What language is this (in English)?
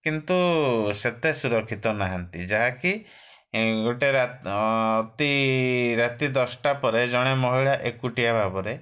Odia